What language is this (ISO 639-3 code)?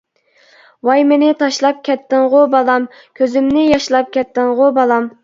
uig